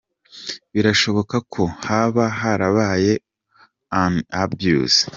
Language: Kinyarwanda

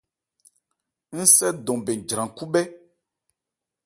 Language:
Ebrié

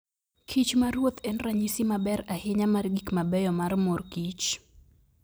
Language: Luo (Kenya and Tanzania)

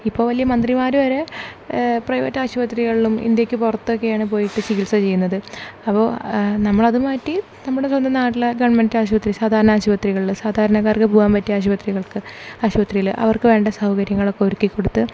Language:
Malayalam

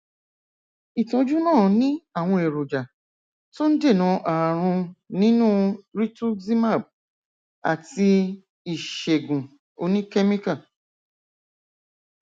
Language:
Yoruba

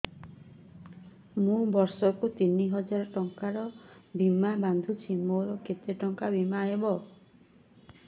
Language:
Odia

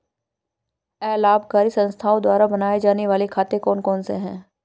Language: Hindi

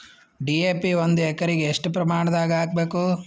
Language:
Kannada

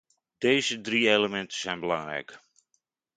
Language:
Dutch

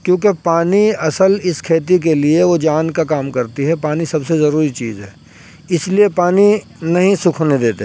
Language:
Urdu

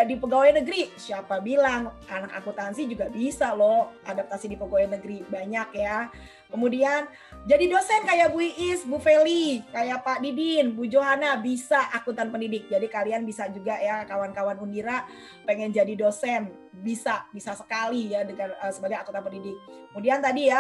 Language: Indonesian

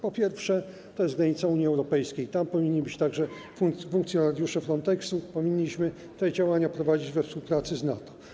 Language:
Polish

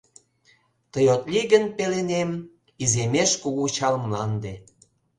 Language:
Mari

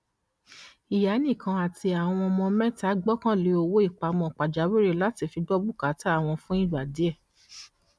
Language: Yoruba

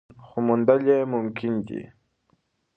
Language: Pashto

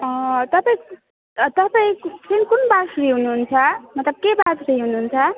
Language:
Nepali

